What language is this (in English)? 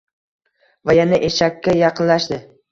Uzbek